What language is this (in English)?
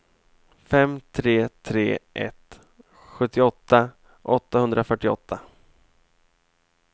Swedish